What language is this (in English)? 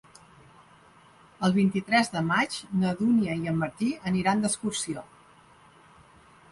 Catalan